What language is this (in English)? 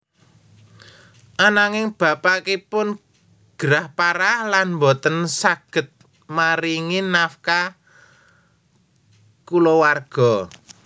Javanese